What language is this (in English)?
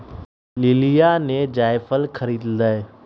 Magahi